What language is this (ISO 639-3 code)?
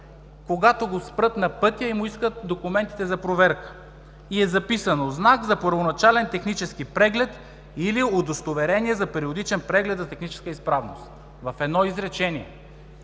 bul